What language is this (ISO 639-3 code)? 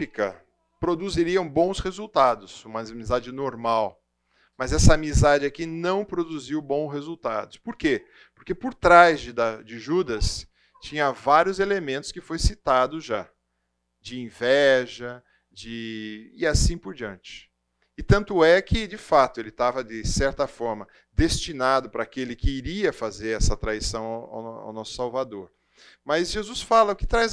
por